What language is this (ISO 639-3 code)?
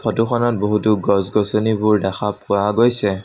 asm